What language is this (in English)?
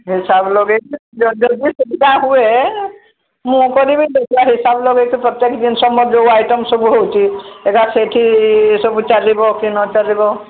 Odia